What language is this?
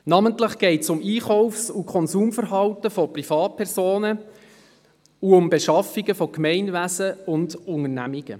Swiss German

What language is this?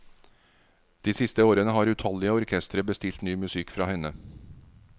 Norwegian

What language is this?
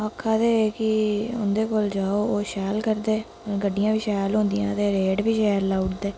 Dogri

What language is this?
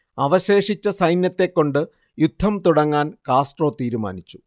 Malayalam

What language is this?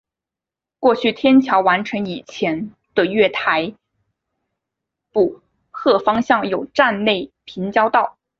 Chinese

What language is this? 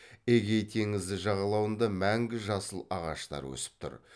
Kazakh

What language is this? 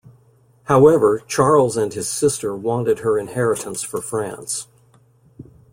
English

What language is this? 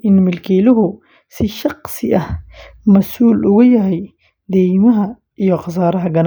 Somali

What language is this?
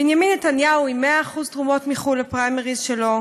Hebrew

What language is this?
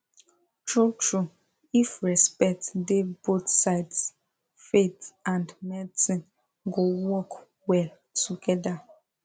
Nigerian Pidgin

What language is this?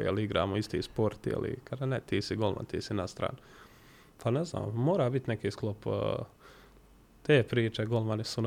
Croatian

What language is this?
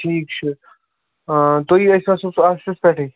Kashmiri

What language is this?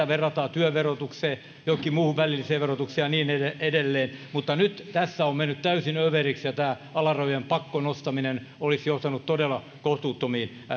Finnish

